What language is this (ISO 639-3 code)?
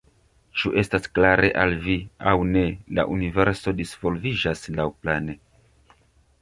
epo